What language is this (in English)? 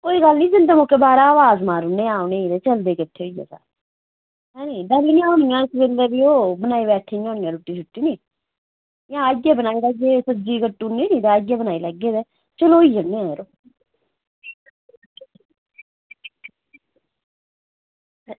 Dogri